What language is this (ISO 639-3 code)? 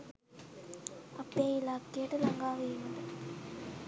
sin